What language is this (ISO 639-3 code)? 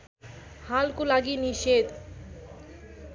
nep